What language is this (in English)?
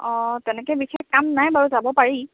Assamese